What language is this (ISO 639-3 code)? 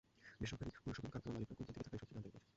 ben